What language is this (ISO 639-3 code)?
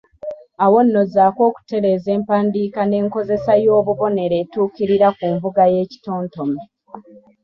lug